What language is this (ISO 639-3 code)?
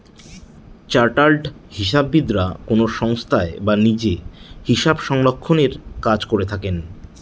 ben